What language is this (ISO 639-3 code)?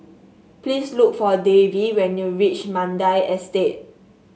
eng